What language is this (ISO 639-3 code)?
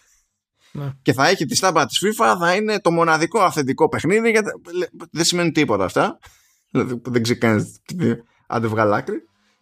ell